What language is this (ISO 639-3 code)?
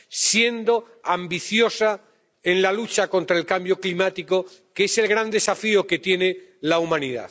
spa